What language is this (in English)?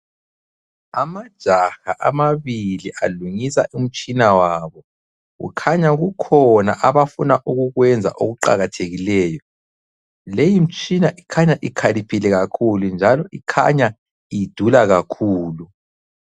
North Ndebele